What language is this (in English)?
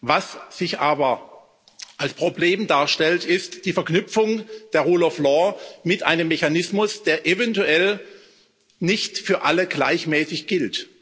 German